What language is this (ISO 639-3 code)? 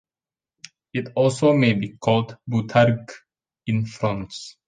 eng